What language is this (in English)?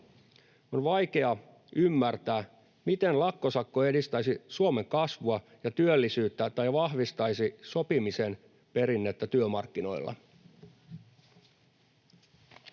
Finnish